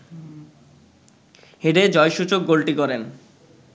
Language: Bangla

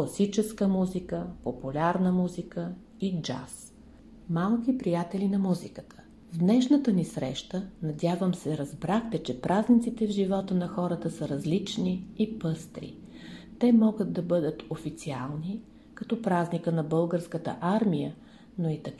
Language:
Bulgarian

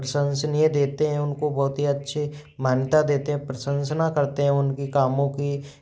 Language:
Hindi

